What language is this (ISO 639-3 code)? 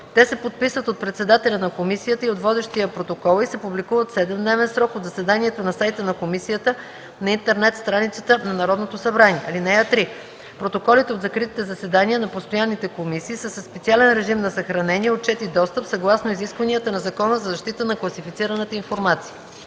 bul